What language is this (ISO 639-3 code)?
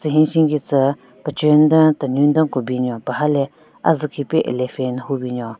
nre